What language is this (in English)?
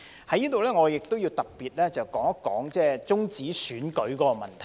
Cantonese